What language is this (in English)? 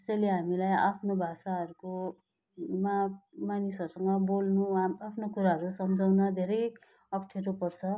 Nepali